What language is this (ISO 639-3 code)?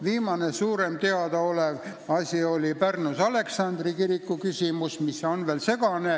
est